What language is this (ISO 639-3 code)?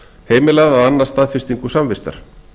isl